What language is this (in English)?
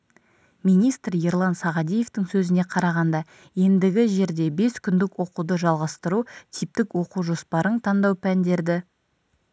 Kazakh